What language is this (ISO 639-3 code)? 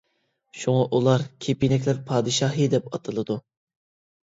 uig